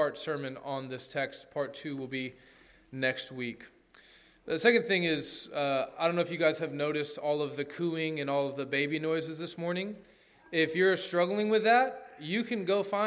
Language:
English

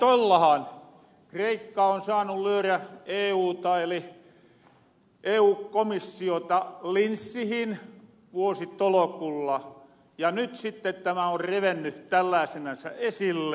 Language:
Finnish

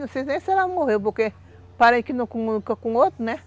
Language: Portuguese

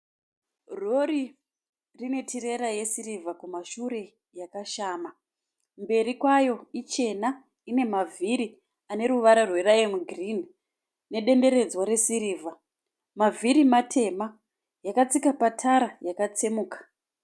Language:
Shona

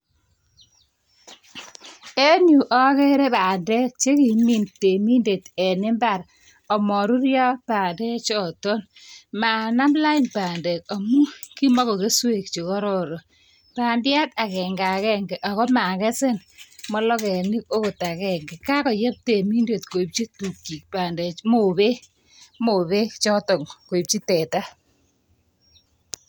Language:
Kalenjin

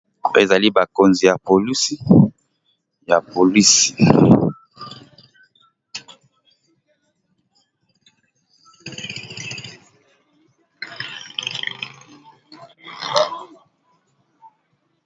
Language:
Lingala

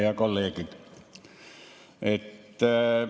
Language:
Estonian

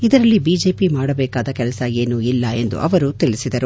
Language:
Kannada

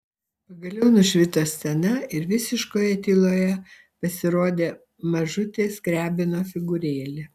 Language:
Lithuanian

